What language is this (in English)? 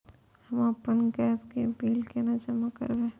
Maithili